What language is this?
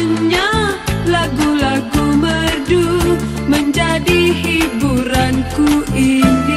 Indonesian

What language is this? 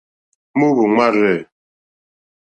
Mokpwe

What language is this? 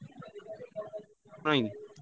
Odia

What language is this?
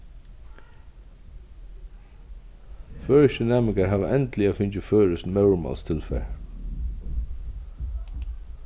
Faroese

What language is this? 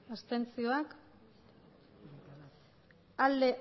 Basque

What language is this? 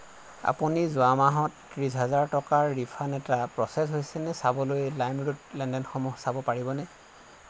Assamese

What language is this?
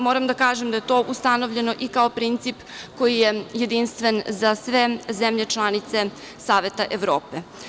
Serbian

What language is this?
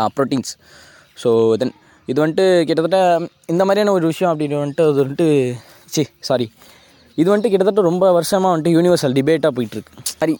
Tamil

